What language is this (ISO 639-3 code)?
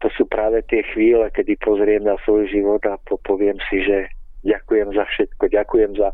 ces